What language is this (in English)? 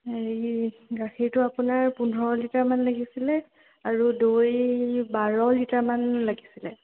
Assamese